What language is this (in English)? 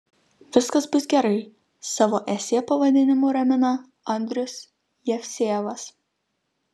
Lithuanian